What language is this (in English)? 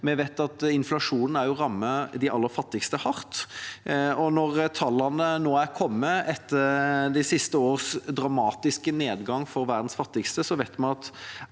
Norwegian